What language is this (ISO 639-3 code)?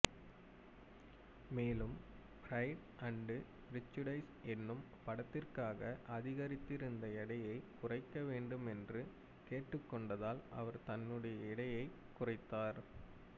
tam